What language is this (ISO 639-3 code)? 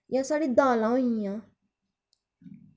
doi